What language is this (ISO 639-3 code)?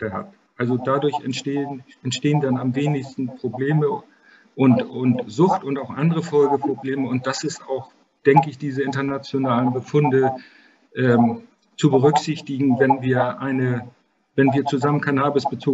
deu